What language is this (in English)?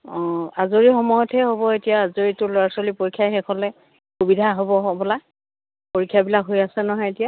Assamese